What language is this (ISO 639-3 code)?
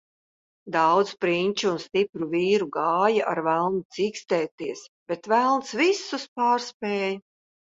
lav